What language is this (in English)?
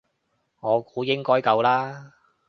Cantonese